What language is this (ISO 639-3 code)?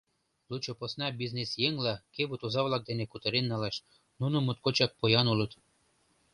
chm